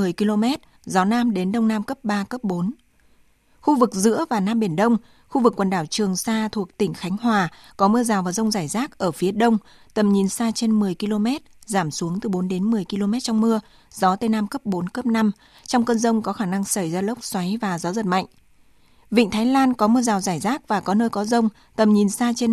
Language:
Vietnamese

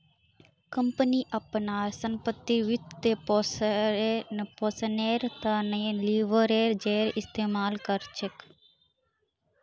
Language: Magahi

